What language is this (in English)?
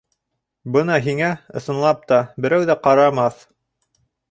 Bashkir